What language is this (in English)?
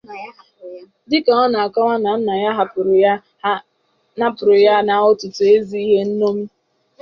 Igbo